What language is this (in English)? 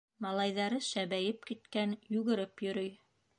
Bashkir